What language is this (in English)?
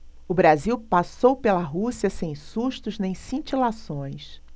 Portuguese